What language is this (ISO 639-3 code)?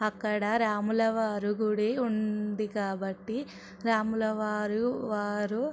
tel